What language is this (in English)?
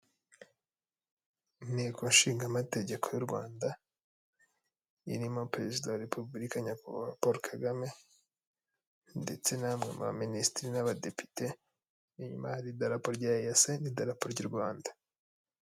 Kinyarwanda